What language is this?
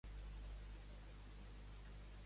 Catalan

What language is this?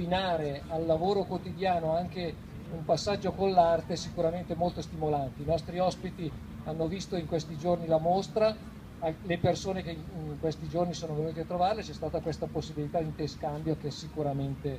Italian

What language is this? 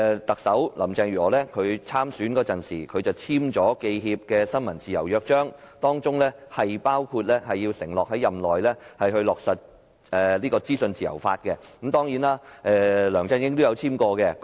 Cantonese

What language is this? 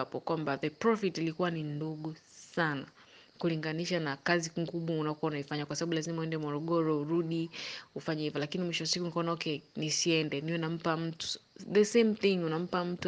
Swahili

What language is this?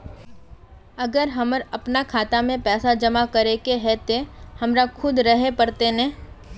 Magahi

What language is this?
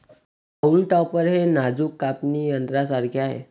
Marathi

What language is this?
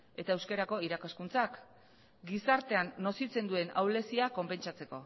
Basque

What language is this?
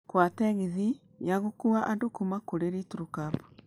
Kikuyu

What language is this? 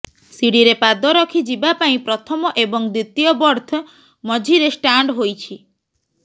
Odia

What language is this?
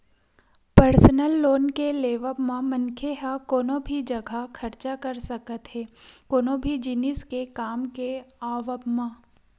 Chhattisgarhi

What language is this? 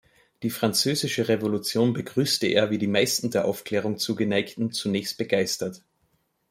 German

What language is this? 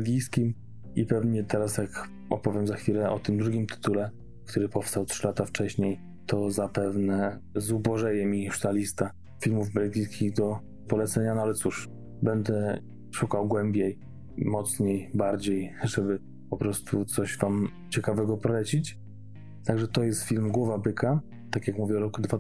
Polish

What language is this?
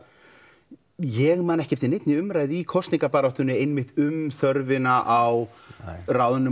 Icelandic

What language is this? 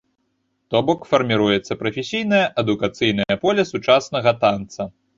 Belarusian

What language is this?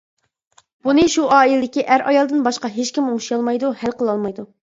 Uyghur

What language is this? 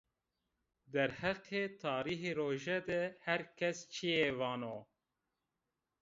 Zaza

